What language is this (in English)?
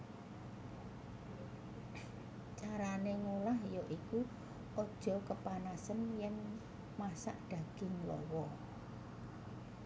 Javanese